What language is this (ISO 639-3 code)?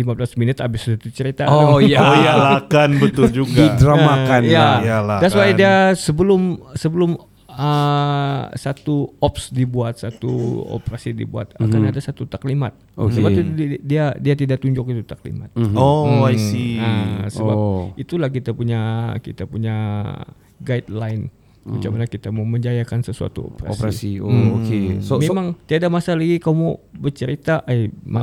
msa